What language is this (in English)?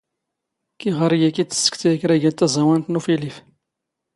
Standard Moroccan Tamazight